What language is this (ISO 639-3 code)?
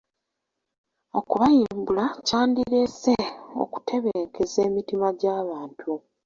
lug